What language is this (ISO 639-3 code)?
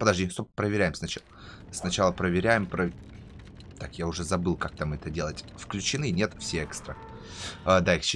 rus